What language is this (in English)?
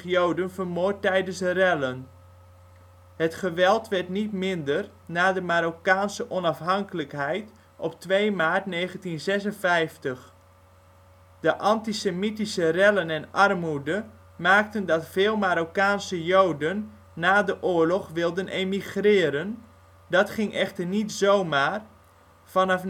Dutch